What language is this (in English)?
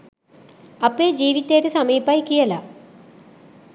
Sinhala